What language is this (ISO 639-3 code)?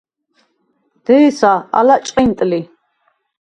sva